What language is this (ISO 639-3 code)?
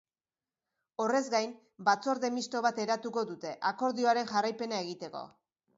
eus